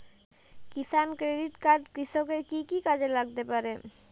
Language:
Bangla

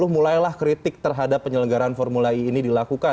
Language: Indonesian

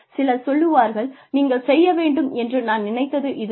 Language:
Tamil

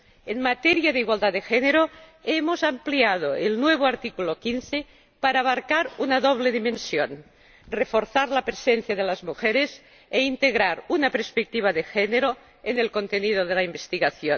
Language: Spanish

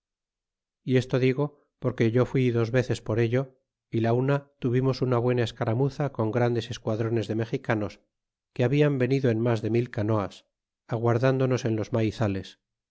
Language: Spanish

